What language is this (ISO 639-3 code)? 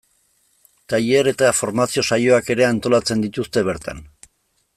eus